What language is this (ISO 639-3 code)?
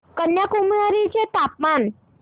mar